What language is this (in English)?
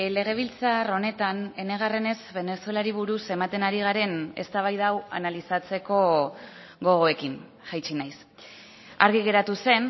Basque